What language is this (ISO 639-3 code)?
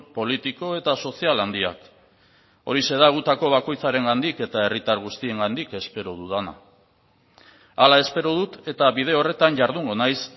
eus